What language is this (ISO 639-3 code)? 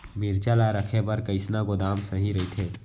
hne